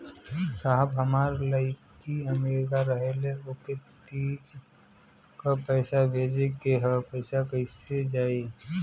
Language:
Bhojpuri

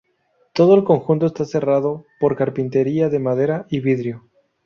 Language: Spanish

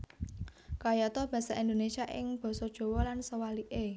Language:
Javanese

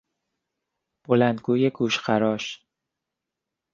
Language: Persian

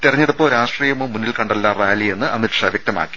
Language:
Malayalam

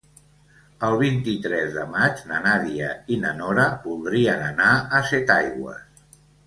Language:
Catalan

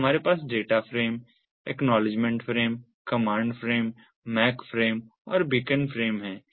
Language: Hindi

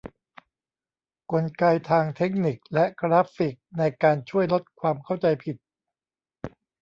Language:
Thai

